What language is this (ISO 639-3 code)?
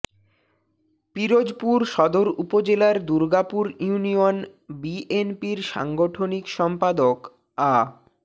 ben